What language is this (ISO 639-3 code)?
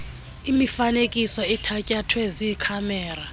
xho